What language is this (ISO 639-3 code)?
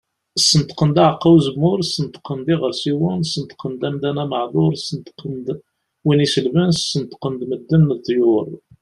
kab